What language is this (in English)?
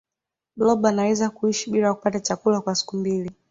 Swahili